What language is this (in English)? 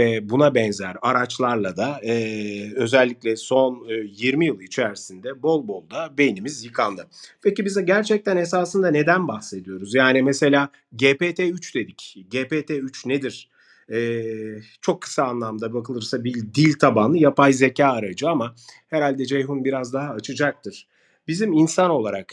Turkish